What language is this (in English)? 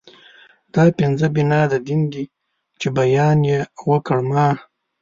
Pashto